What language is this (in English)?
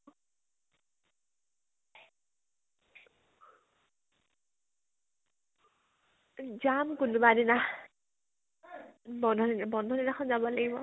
Assamese